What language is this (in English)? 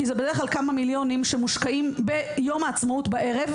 Hebrew